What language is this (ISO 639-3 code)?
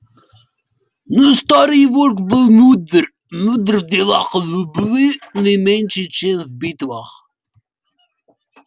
rus